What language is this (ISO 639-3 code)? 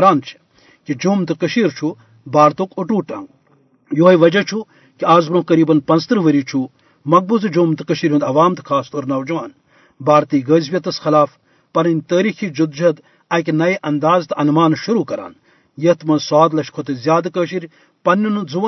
urd